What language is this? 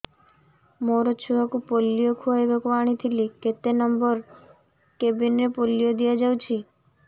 Odia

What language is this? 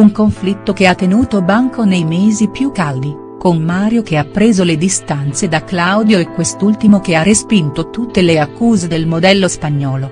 Italian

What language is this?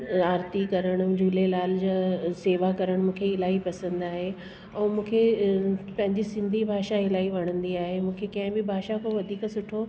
Sindhi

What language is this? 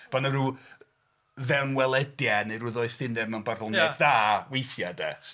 Welsh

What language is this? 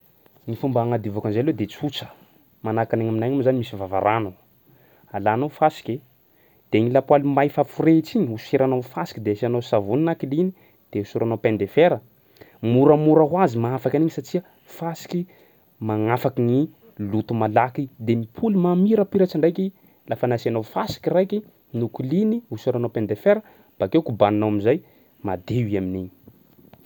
Sakalava Malagasy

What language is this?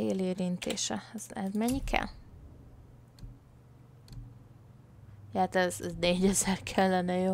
Hungarian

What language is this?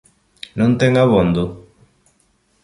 Galician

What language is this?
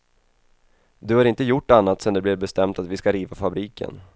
Swedish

